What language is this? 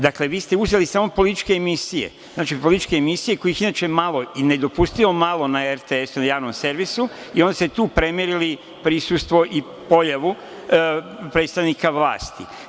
Serbian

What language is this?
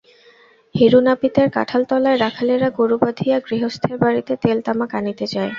Bangla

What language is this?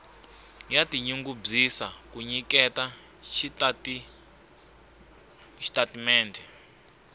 Tsonga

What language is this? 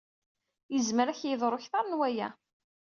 Kabyle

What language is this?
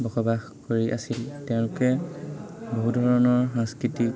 Assamese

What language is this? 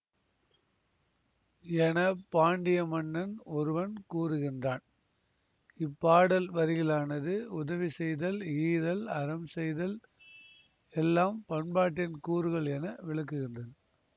Tamil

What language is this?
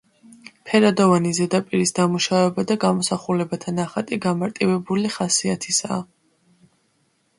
Georgian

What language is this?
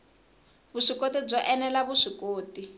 Tsonga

